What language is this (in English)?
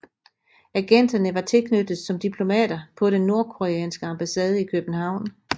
Danish